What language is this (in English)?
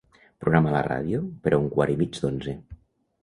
Catalan